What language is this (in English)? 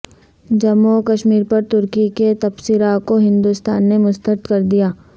Urdu